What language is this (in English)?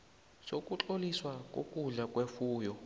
South Ndebele